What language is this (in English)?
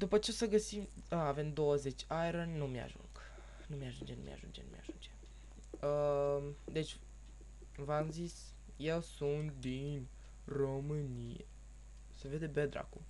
Romanian